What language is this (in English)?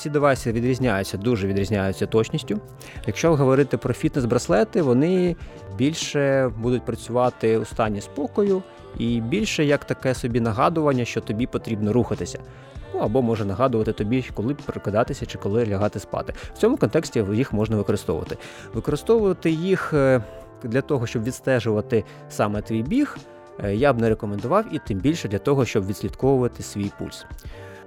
Ukrainian